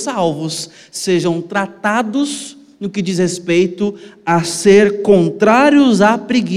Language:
Portuguese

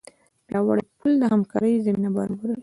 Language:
Pashto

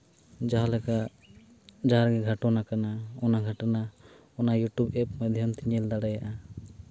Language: Santali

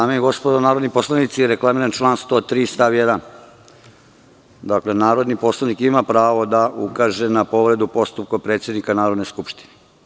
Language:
Serbian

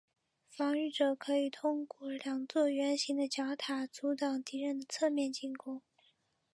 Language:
Chinese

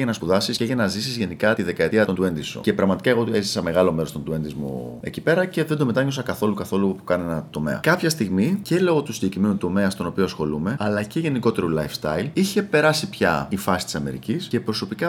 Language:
Greek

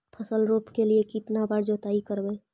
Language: Magahi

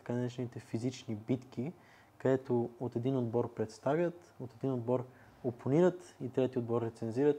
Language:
Bulgarian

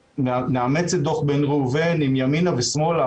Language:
Hebrew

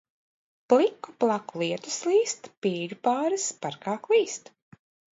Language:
Latvian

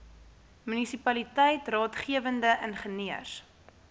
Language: Afrikaans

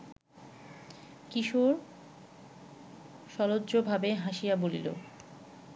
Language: Bangla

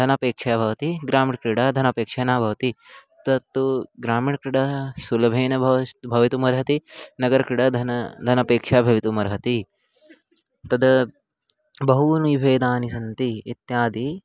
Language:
Sanskrit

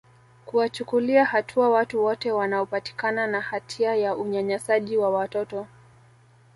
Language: Swahili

